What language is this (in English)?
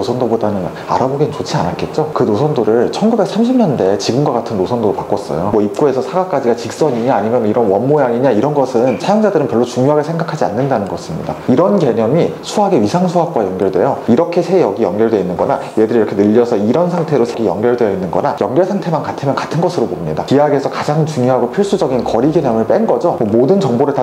Korean